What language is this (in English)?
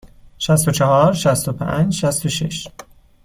Persian